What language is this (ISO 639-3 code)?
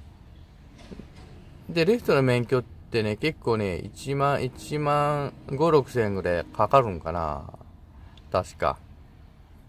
jpn